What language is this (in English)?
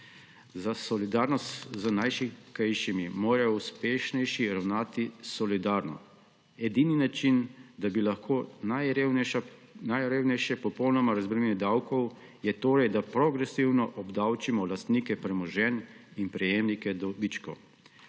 Slovenian